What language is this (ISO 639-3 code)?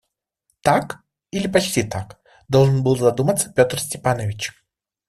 rus